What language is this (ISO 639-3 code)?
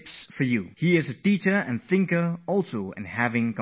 eng